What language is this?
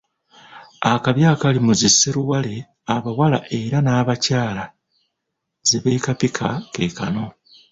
Ganda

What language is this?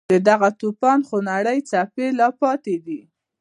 Pashto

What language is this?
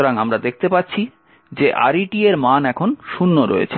Bangla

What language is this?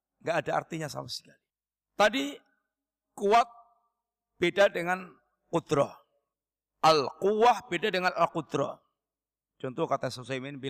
Indonesian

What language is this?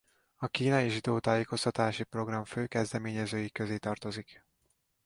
Hungarian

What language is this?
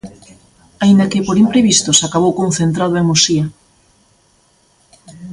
Galician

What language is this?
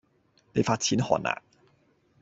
Cantonese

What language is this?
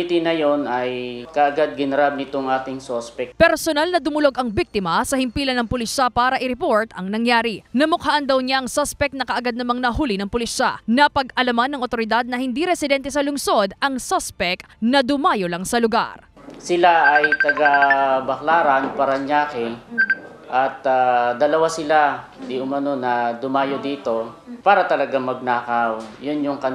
Filipino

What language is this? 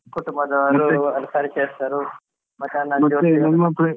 Kannada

